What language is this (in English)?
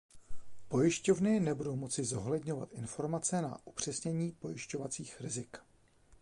Czech